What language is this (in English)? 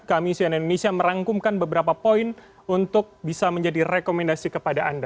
Indonesian